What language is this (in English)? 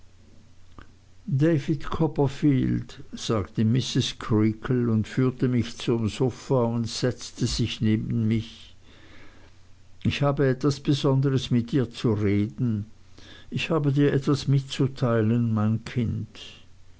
German